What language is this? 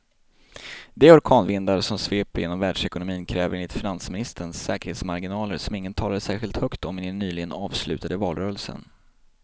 Swedish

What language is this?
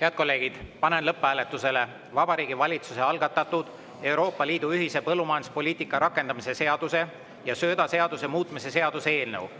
Estonian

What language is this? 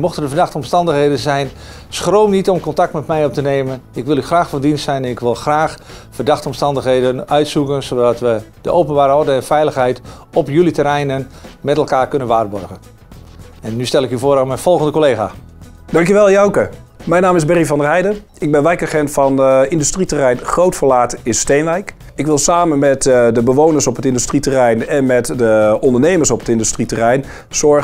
Dutch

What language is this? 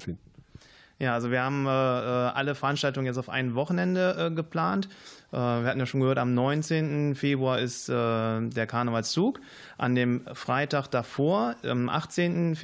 German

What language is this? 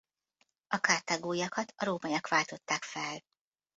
Hungarian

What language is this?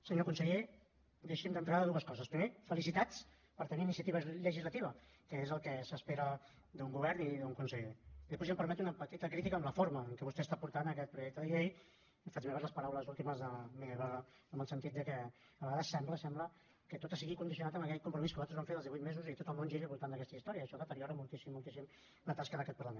Catalan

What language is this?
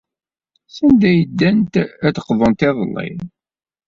Kabyle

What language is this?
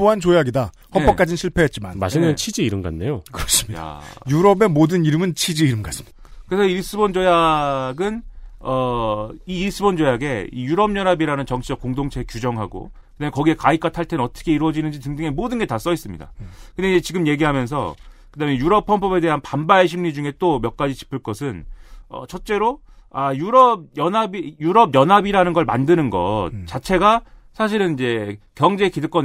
Korean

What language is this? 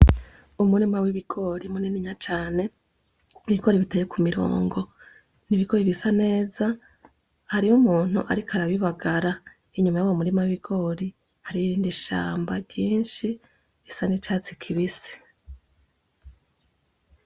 Rundi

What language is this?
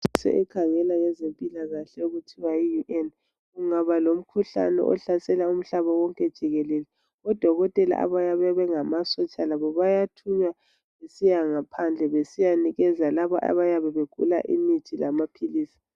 North Ndebele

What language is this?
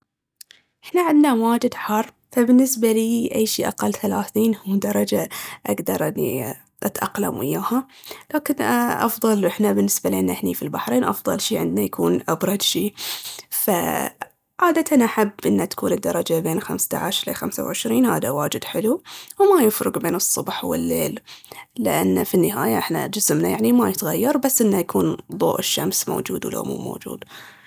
Baharna Arabic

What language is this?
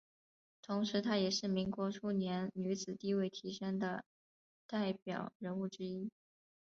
Chinese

